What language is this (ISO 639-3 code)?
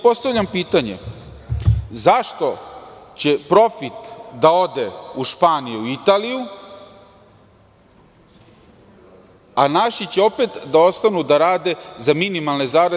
srp